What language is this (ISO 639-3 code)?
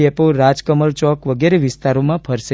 guj